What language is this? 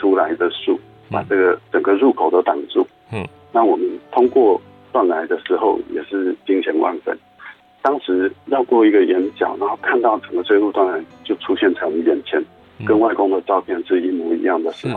Chinese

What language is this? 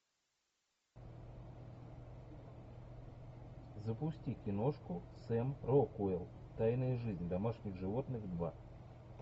Russian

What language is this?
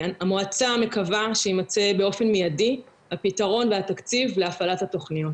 Hebrew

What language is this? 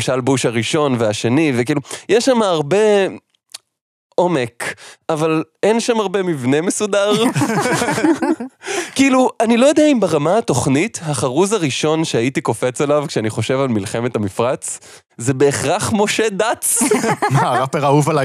Hebrew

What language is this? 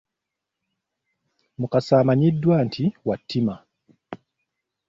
Ganda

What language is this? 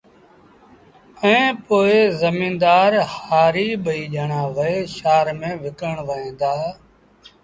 Sindhi Bhil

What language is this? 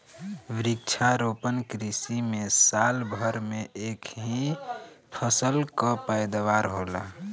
Bhojpuri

